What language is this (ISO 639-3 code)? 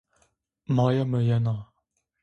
zza